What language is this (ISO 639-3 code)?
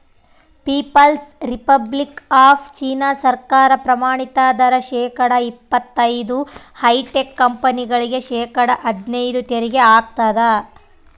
kan